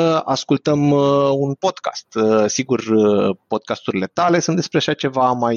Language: Romanian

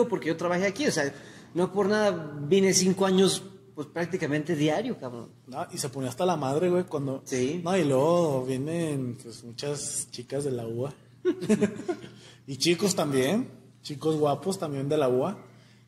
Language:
Spanish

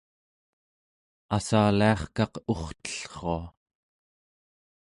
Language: Central Yupik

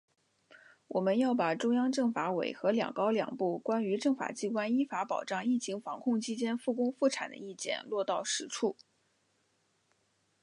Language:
Chinese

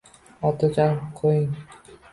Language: Uzbek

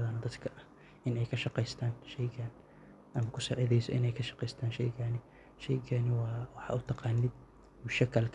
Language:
Somali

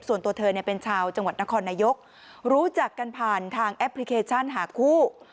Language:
Thai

